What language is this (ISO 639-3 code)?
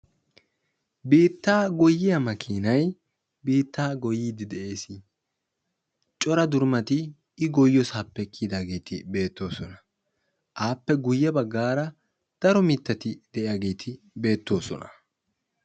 wal